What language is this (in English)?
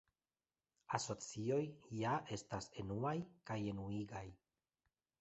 Esperanto